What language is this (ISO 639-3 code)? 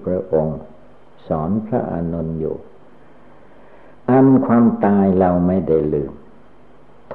tha